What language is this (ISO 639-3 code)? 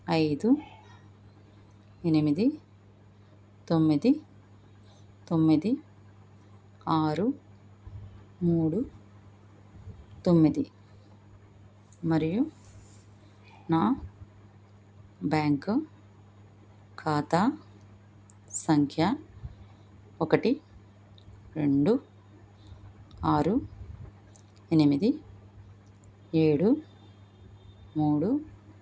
tel